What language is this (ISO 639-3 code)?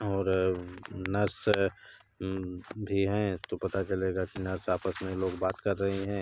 hin